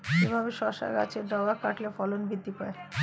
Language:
Bangla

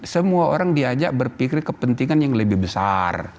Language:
Indonesian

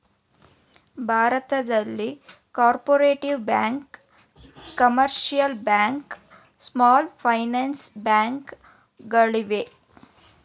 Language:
Kannada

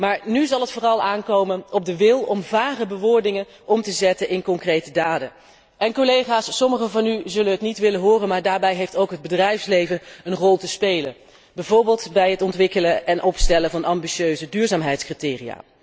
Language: Dutch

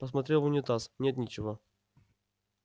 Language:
Russian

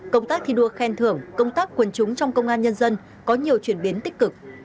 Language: Vietnamese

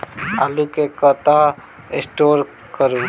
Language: Maithili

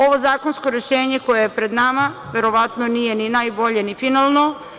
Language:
Serbian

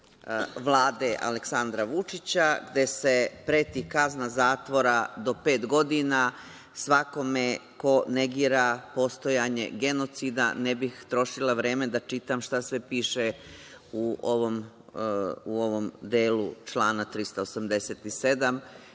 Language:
Serbian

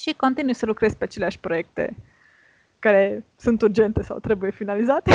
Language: Romanian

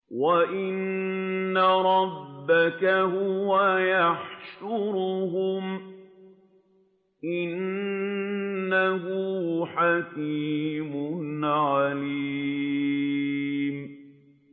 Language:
Arabic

